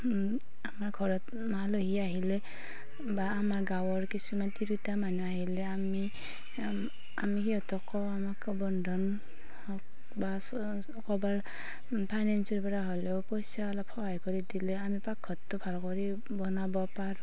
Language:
Assamese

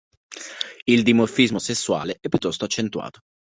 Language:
Italian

